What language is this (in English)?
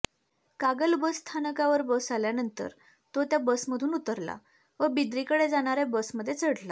Marathi